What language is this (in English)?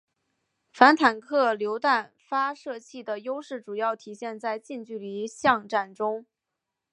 Chinese